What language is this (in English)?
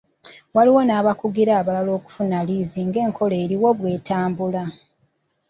Ganda